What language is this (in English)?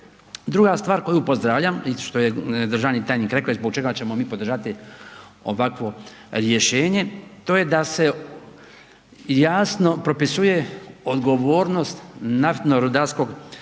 Croatian